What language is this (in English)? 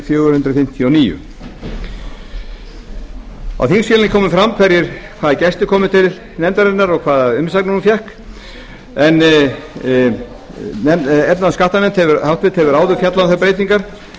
Icelandic